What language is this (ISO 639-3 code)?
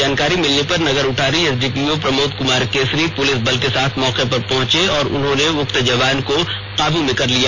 hin